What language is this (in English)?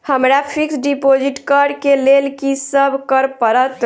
Maithili